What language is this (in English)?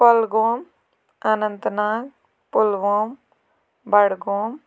Kashmiri